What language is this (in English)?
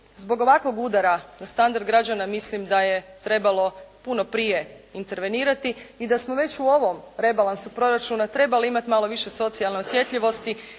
Croatian